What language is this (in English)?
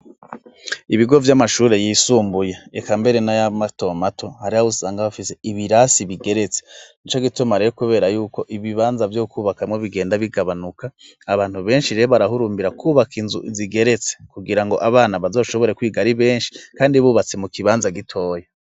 Rundi